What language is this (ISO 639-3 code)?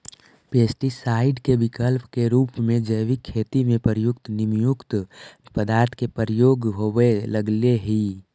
mag